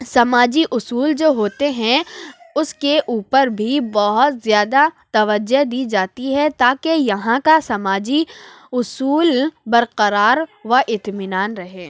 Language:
Urdu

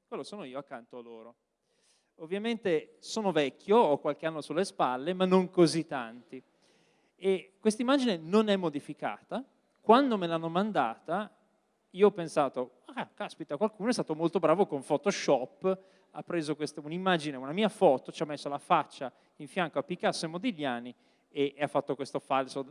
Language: Italian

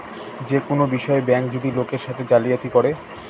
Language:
Bangla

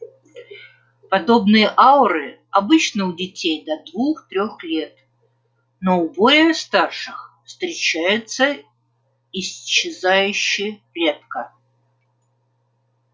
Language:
Russian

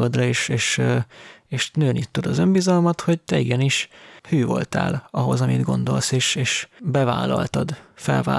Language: Hungarian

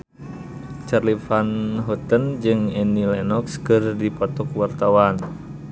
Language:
Sundanese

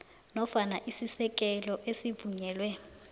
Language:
South Ndebele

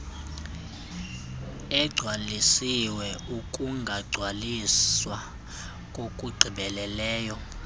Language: Xhosa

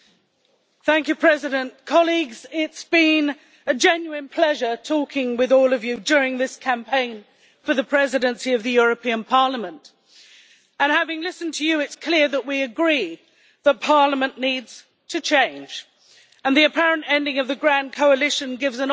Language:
English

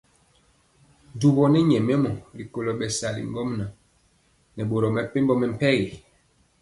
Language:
Mpiemo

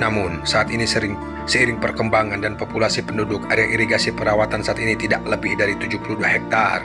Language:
Indonesian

